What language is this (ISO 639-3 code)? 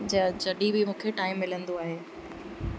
snd